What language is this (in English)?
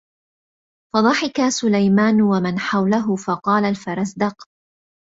Arabic